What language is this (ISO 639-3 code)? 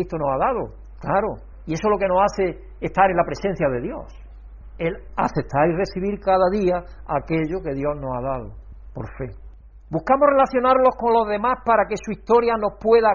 spa